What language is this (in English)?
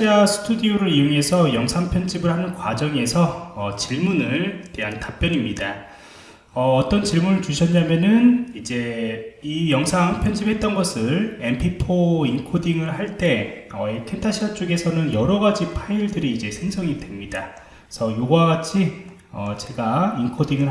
Korean